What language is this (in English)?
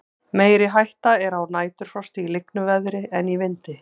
Icelandic